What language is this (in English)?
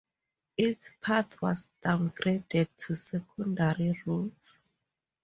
English